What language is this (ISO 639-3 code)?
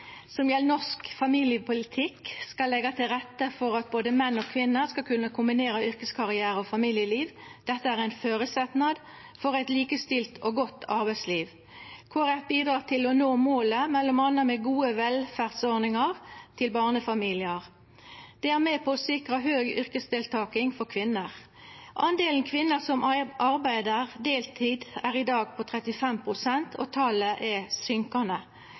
nno